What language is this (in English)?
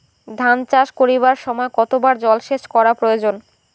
Bangla